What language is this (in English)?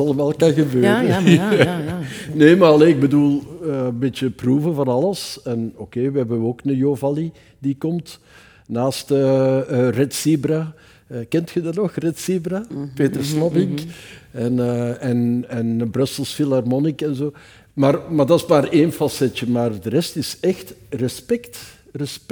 Dutch